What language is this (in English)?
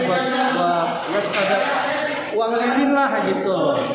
Indonesian